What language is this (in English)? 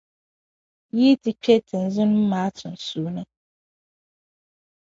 Dagbani